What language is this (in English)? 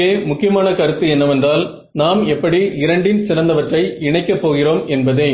Tamil